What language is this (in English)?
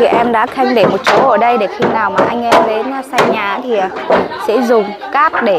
Vietnamese